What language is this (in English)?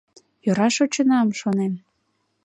Mari